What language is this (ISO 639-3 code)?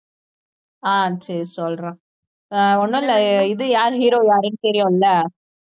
tam